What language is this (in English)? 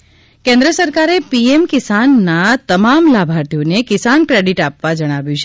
Gujarati